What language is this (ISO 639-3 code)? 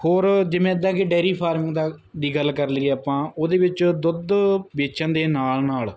pan